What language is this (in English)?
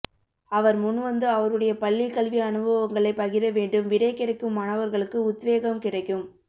Tamil